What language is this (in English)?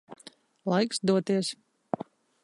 Latvian